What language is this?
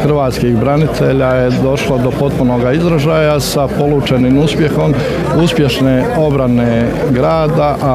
Croatian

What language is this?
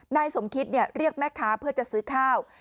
Thai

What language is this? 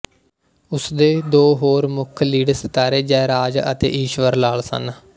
Punjabi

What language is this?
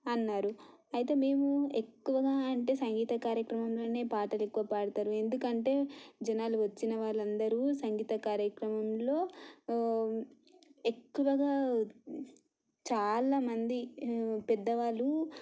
Telugu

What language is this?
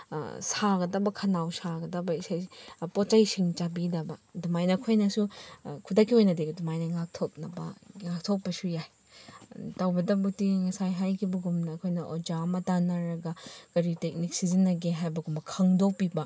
Manipuri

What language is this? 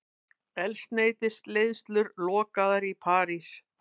Icelandic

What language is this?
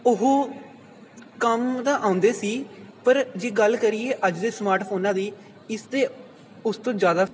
Punjabi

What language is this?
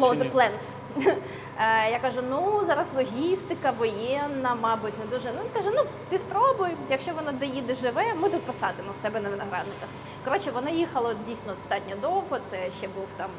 Ukrainian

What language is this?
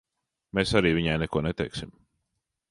Latvian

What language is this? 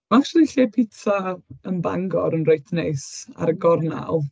Welsh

